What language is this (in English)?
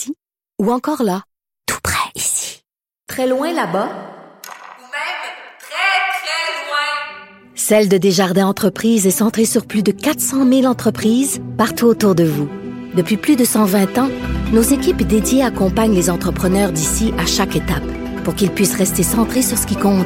French